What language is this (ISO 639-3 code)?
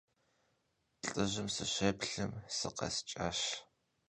kbd